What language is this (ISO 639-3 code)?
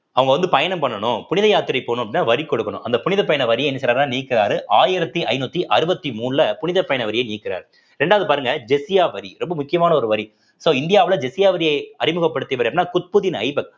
tam